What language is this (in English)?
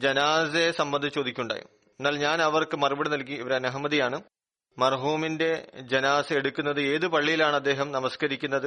Malayalam